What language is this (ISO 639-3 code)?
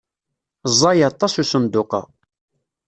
kab